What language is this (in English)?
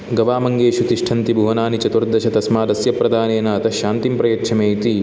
Sanskrit